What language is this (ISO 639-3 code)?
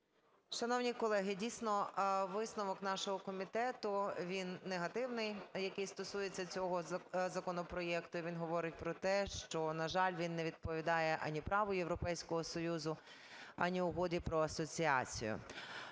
ukr